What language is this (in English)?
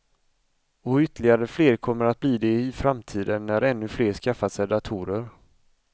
Swedish